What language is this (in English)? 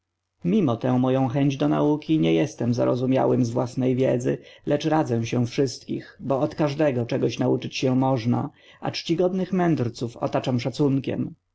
Polish